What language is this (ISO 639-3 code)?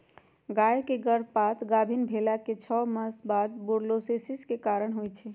mag